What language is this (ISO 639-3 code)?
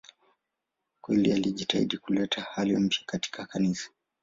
swa